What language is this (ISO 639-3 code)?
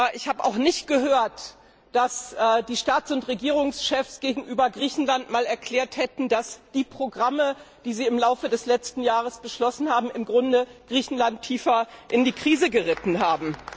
deu